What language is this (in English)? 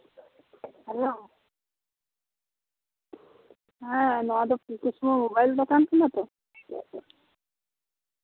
Santali